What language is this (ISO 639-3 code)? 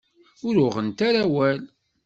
kab